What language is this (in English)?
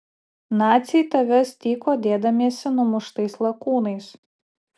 Lithuanian